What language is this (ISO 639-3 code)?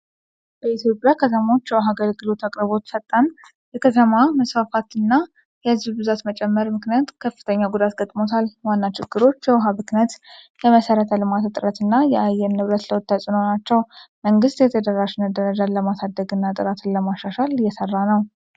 amh